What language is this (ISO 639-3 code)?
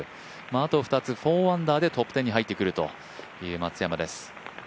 jpn